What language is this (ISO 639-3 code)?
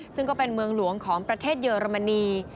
tha